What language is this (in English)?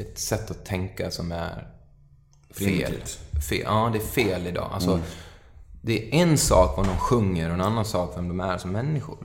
Swedish